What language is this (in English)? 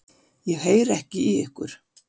Icelandic